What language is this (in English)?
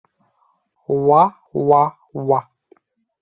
Bashkir